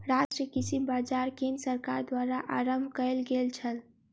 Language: Maithili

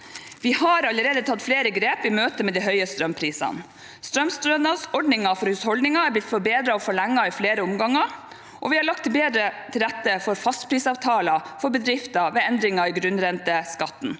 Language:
Norwegian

